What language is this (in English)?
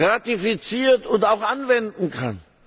German